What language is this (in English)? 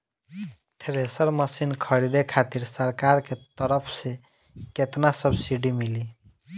Bhojpuri